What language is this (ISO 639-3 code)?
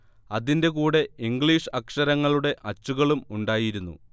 mal